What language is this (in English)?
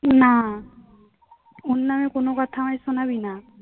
Bangla